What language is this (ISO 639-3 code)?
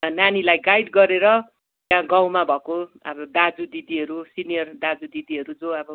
nep